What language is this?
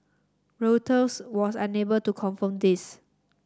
English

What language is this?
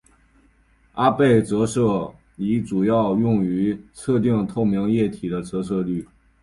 Chinese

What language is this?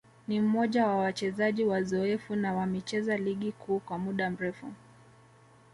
Swahili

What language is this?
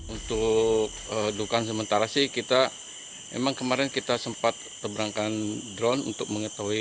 Indonesian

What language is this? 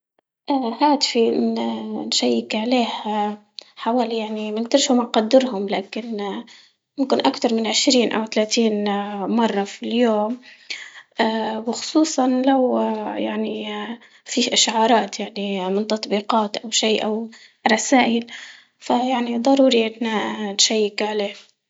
Libyan Arabic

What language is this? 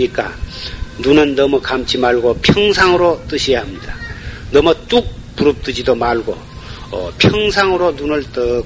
Korean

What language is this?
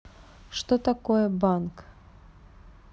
Russian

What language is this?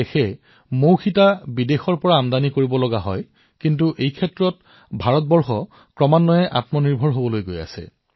Assamese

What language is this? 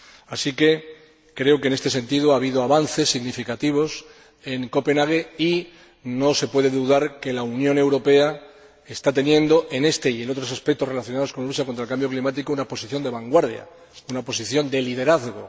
Spanish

